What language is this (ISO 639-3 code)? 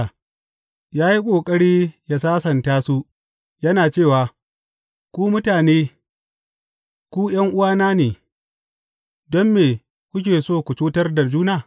hau